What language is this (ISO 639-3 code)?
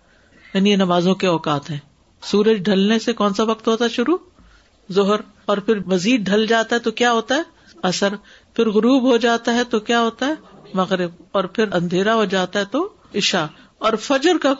urd